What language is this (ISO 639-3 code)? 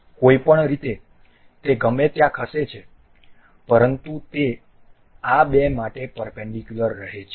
guj